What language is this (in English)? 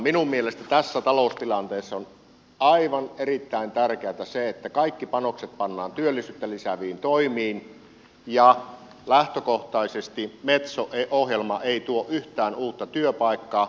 Finnish